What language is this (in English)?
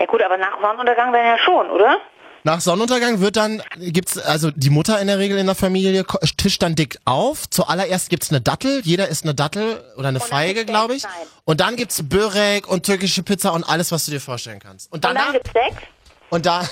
German